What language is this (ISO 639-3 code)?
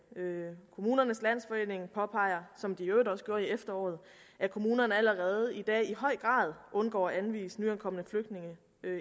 dan